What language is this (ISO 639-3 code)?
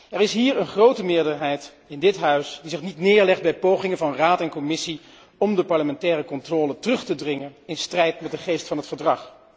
nld